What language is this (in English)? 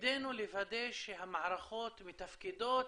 Hebrew